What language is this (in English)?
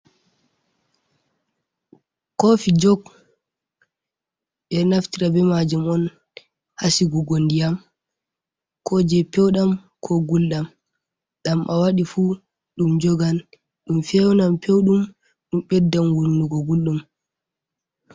Fula